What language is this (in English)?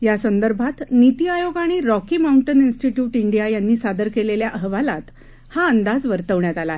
Marathi